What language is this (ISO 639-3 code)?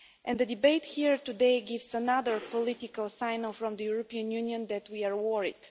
eng